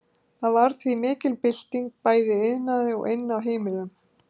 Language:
Icelandic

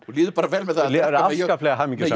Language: Icelandic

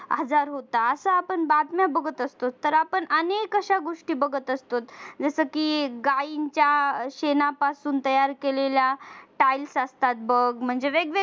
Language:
Marathi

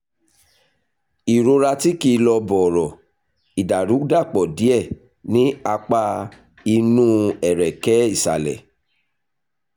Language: Yoruba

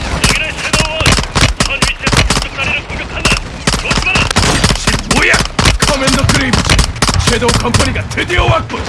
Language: Korean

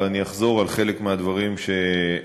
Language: Hebrew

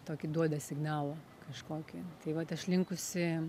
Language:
Lithuanian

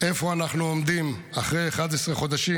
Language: Hebrew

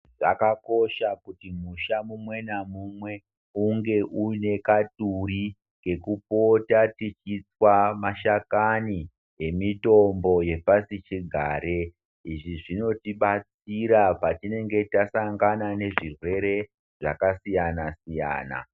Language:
Ndau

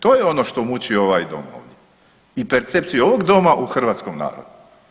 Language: Croatian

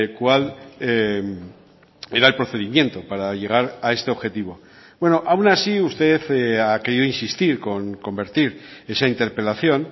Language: Spanish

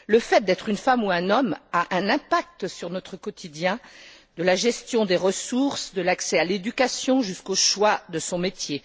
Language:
French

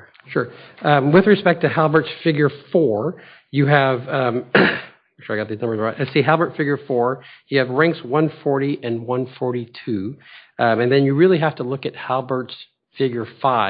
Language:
English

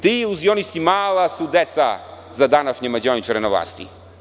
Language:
Serbian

